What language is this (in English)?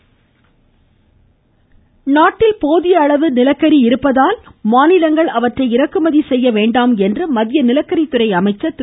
Tamil